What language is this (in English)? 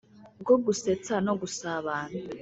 Kinyarwanda